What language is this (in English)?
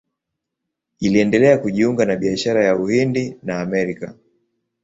Swahili